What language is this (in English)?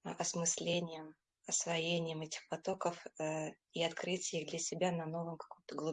Russian